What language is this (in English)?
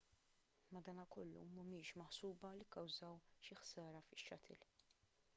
Maltese